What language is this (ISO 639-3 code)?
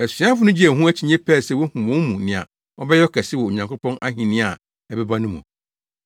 aka